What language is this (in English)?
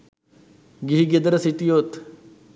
Sinhala